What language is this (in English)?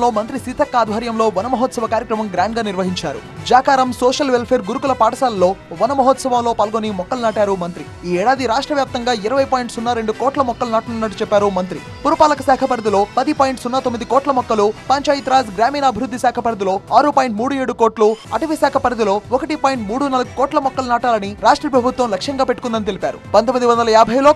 Telugu